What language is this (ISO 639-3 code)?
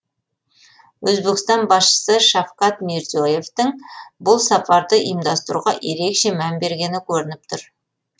kaz